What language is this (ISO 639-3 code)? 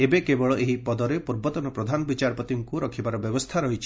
ori